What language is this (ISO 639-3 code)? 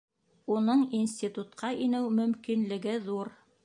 bak